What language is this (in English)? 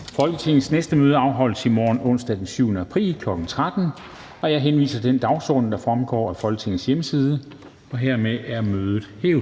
Danish